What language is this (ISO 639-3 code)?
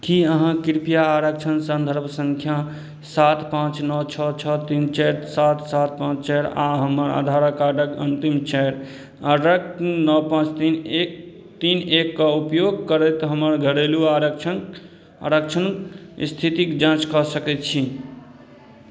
mai